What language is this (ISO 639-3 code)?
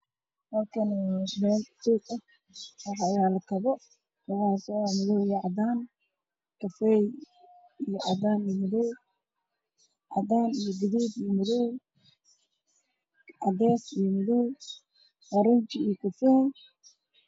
som